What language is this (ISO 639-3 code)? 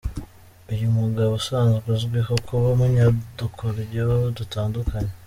kin